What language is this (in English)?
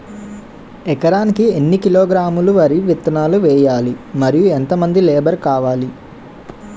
Telugu